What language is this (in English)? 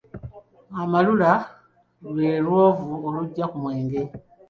Ganda